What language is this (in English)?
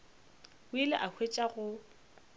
Northern Sotho